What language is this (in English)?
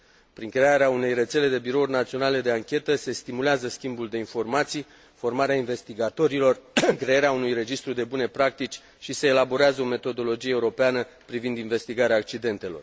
Romanian